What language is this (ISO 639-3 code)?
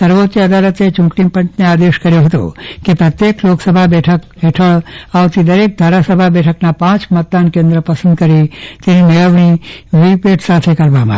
guj